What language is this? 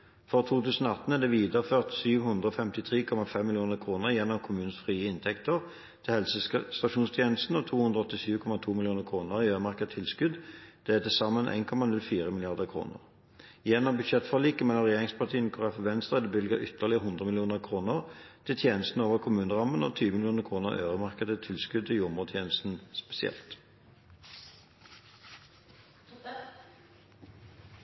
Norwegian Bokmål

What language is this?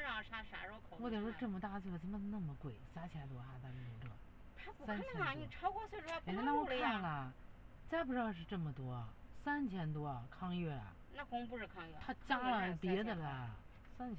Chinese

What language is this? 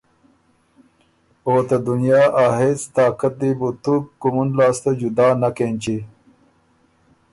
Ormuri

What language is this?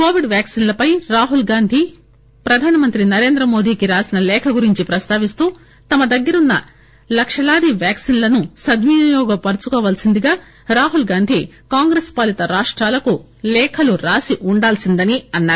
Telugu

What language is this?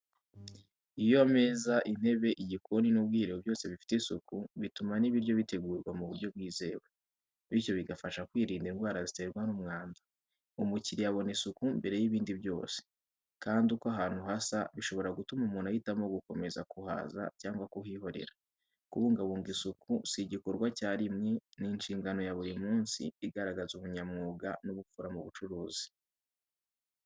Kinyarwanda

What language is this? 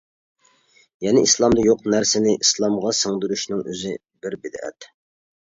Uyghur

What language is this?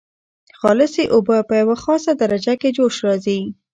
Pashto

